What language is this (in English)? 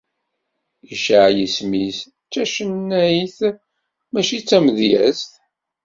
Kabyle